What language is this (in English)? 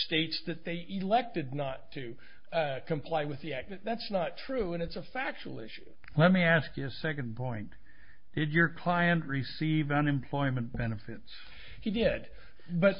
English